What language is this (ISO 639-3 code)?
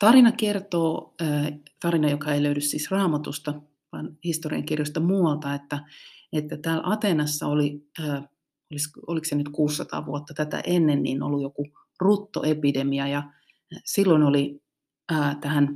fin